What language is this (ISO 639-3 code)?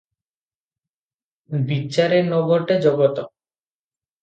ori